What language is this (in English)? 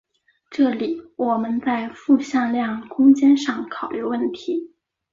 Chinese